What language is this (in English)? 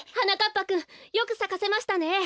Japanese